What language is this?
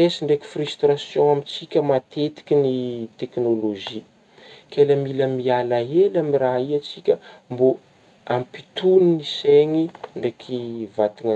Northern Betsimisaraka Malagasy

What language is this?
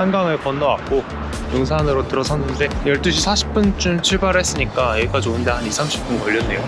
Korean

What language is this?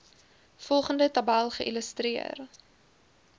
Afrikaans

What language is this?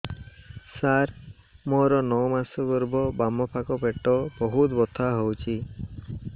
Odia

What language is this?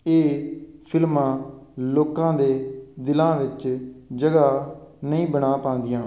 Punjabi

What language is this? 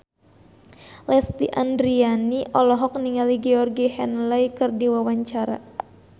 Sundanese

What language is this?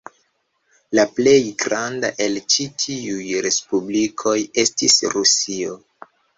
Esperanto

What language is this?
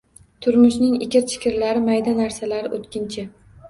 Uzbek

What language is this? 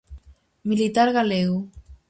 Galician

